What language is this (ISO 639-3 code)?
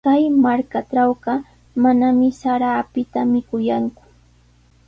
qws